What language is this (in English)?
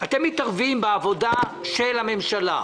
Hebrew